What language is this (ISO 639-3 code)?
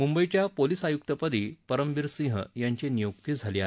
mar